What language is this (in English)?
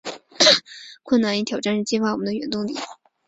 Chinese